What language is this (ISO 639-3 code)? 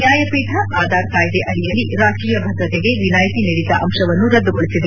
kan